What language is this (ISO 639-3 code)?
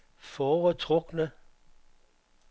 dan